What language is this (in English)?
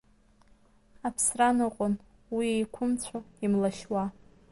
Abkhazian